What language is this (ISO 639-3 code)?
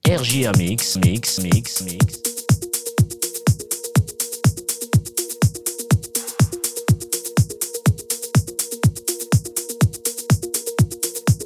fra